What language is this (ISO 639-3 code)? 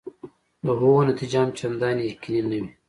pus